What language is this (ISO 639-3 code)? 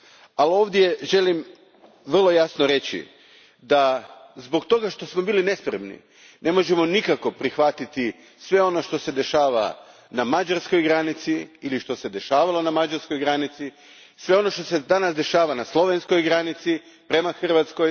hrv